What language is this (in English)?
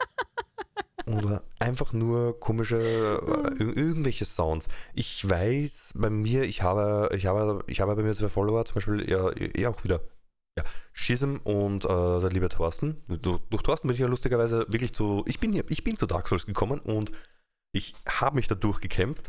German